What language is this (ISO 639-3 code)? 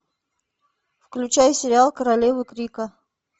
rus